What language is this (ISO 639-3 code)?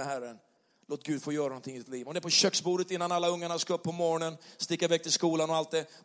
swe